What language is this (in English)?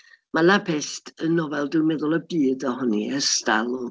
Welsh